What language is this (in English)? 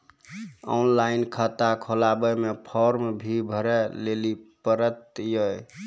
Maithili